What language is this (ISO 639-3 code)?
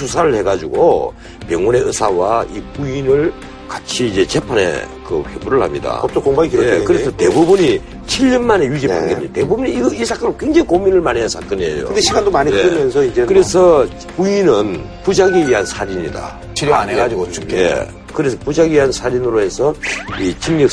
kor